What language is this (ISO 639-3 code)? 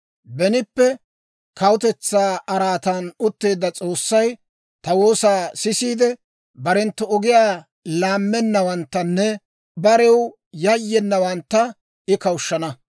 dwr